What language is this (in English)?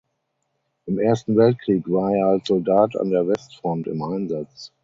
German